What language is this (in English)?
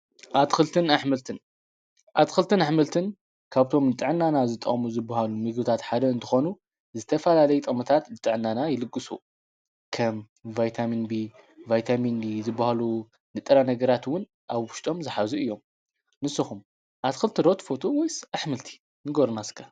Tigrinya